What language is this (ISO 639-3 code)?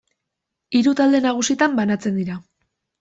eus